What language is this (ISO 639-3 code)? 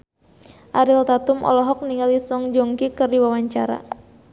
sun